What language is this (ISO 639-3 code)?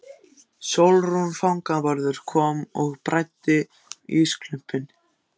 isl